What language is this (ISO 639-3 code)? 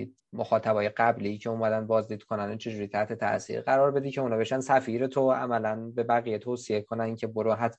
fas